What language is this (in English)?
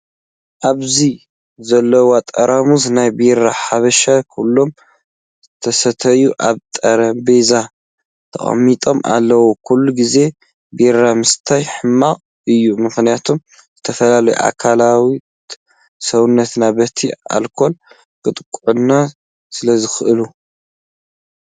Tigrinya